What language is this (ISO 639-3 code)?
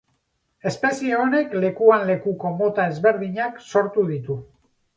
eus